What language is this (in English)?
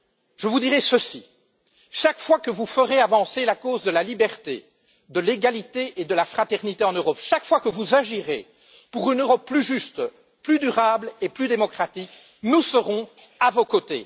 French